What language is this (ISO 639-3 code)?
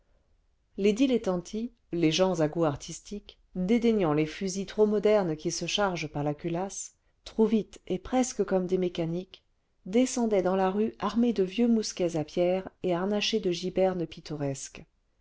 fra